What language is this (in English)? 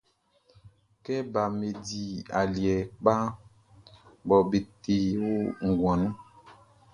Baoulé